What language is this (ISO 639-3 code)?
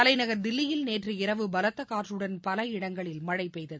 tam